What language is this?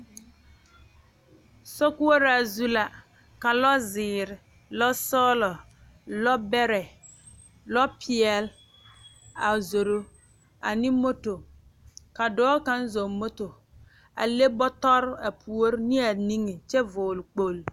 Southern Dagaare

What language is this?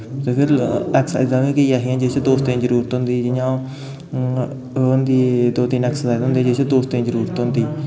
Dogri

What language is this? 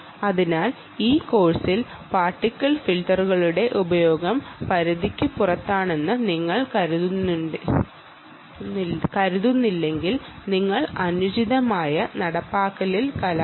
Malayalam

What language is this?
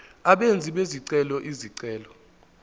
Zulu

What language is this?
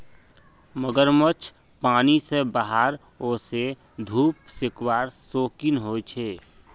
Magahi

